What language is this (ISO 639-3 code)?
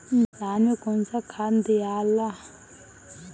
bho